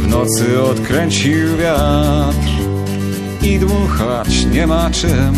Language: Polish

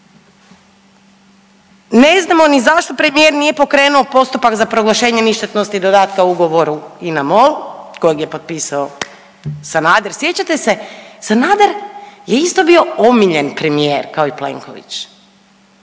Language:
Croatian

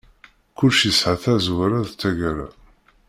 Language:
Kabyle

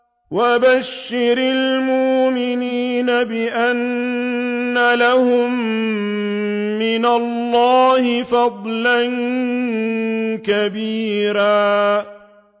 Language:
Arabic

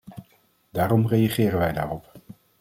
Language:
Dutch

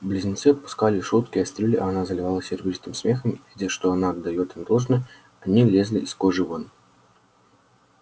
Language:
Russian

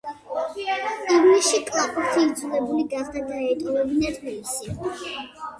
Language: Georgian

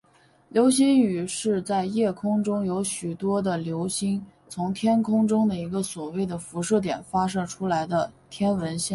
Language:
Chinese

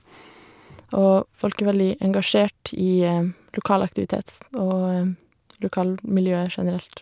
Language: Norwegian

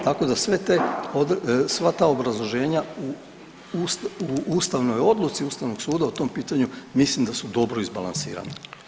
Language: Croatian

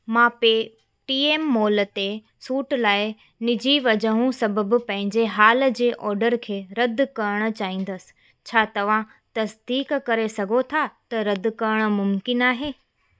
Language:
Sindhi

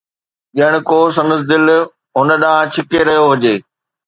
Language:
Sindhi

